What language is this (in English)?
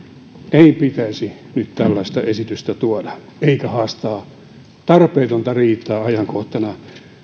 Finnish